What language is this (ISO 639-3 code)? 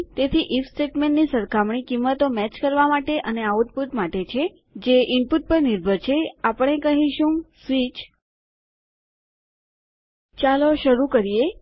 guj